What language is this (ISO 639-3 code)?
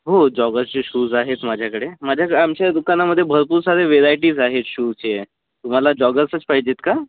mar